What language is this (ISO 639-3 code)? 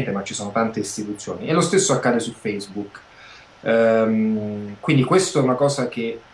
ita